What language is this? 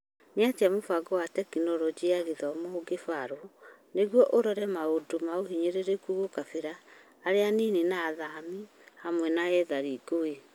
Kikuyu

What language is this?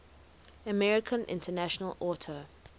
English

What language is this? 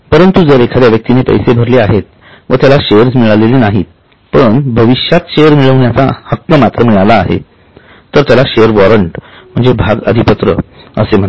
Marathi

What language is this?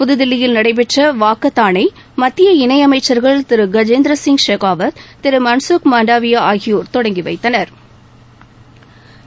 Tamil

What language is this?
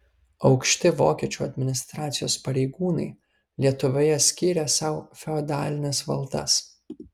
Lithuanian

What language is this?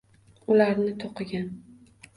Uzbek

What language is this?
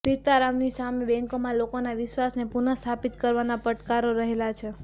Gujarati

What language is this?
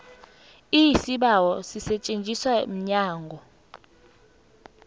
South Ndebele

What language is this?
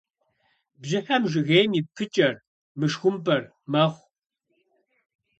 Kabardian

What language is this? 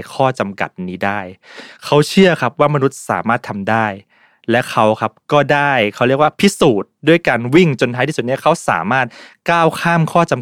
Thai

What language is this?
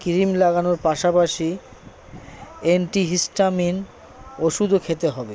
Bangla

